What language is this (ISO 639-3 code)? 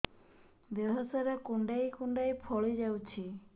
ori